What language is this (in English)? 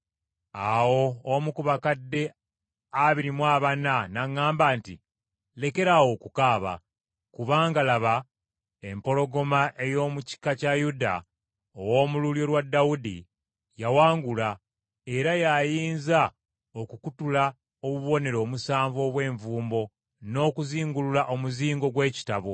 Ganda